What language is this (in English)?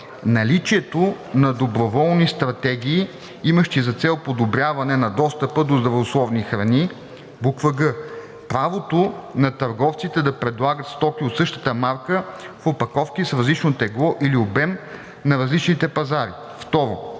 Bulgarian